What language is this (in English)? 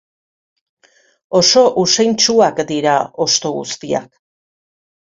Basque